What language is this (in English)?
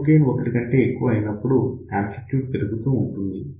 Telugu